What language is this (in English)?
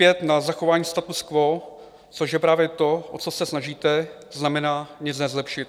Czech